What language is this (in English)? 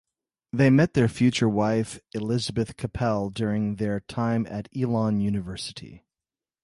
English